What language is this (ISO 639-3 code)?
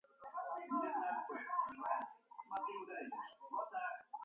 kat